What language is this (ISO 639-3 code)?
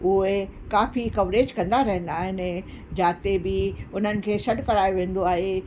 snd